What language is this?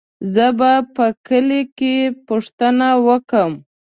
Pashto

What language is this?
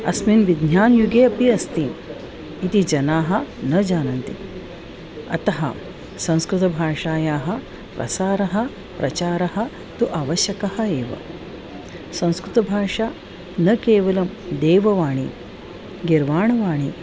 Sanskrit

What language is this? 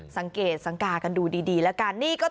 Thai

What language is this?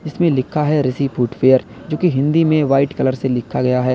Hindi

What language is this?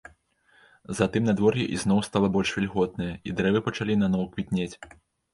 Belarusian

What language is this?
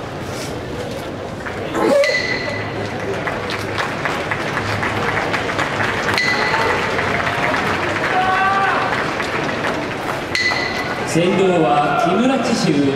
Japanese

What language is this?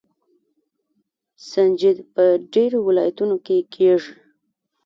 Pashto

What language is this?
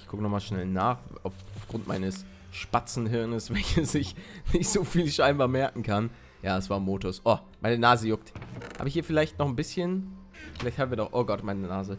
German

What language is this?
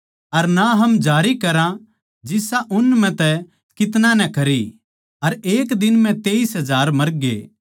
Haryanvi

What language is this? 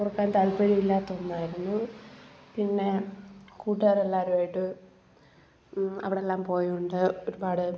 Malayalam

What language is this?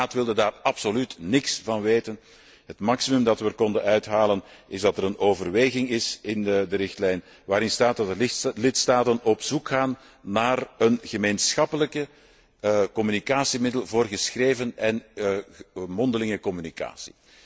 Dutch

